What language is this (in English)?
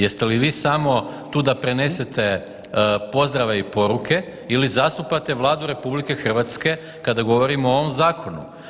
Croatian